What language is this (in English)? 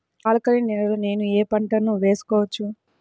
Telugu